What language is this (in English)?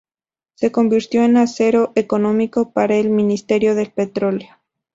Spanish